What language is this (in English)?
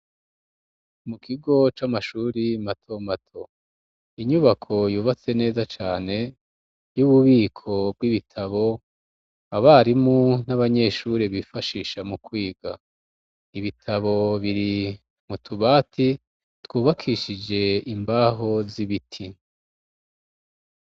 Rundi